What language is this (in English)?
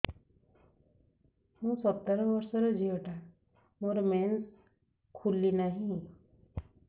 Odia